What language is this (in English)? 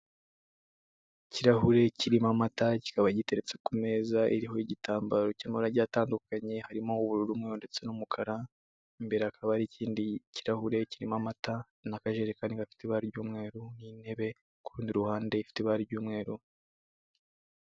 Kinyarwanda